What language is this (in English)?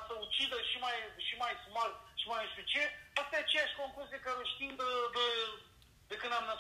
Romanian